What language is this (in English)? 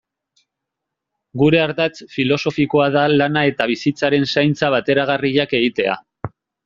Basque